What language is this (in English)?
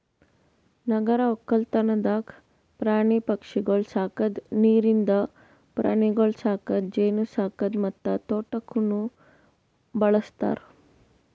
Kannada